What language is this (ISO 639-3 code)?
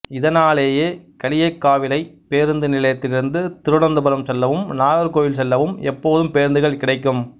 tam